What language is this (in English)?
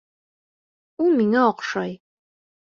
Bashkir